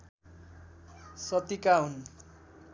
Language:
Nepali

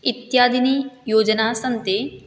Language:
Sanskrit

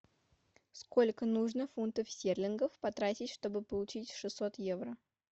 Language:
Russian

